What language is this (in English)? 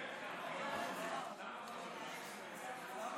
Hebrew